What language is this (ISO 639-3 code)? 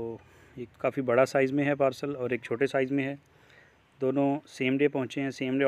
hin